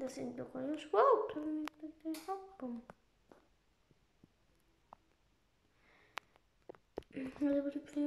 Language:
Polish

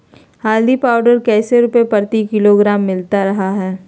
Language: Magahi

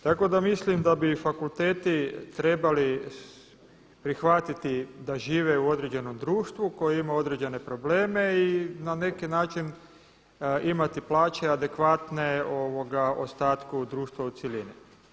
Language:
Croatian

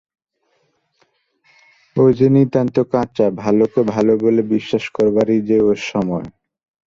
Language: Bangla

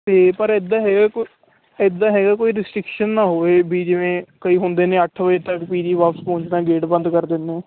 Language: Punjabi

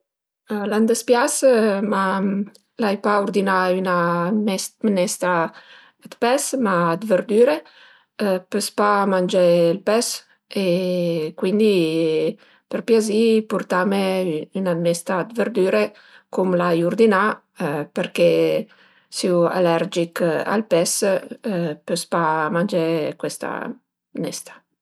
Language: Piedmontese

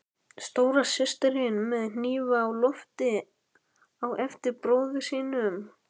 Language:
Icelandic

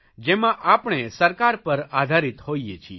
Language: Gujarati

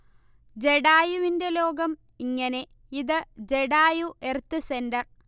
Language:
Malayalam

